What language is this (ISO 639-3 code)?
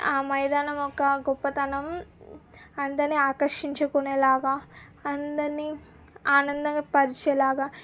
tel